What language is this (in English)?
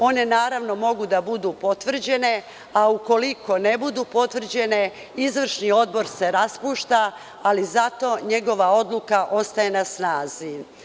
Serbian